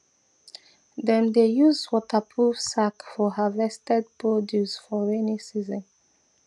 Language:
Nigerian Pidgin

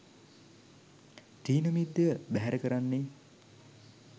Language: Sinhala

